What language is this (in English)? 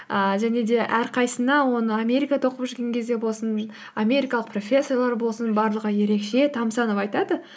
Kazakh